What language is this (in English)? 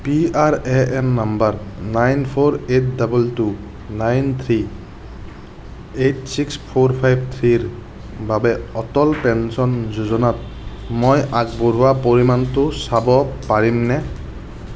Assamese